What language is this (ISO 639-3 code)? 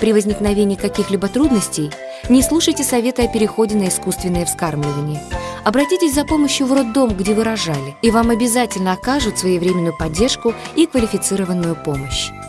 rus